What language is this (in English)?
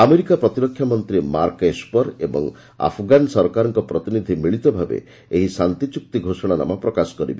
Odia